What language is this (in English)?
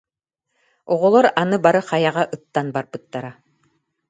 Yakut